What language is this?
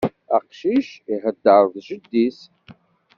Kabyle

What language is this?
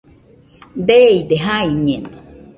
Nüpode Huitoto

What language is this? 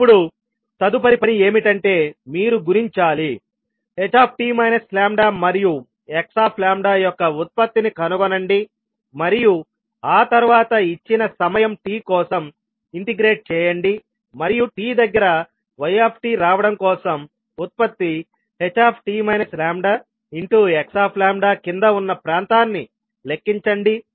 Telugu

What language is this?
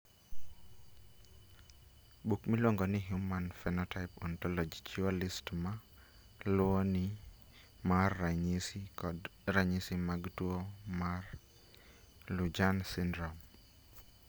Luo (Kenya and Tanzania)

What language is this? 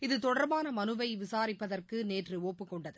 Tamil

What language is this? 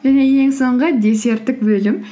Kazakh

